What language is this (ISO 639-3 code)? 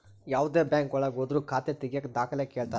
kan